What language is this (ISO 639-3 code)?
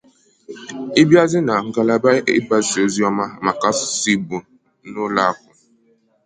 ibo